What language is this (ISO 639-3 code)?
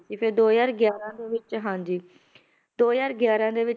pan